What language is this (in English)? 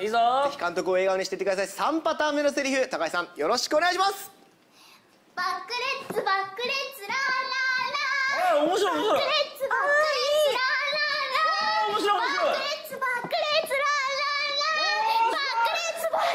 Japanese